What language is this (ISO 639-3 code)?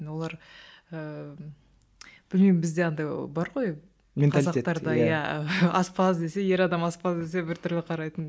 kaz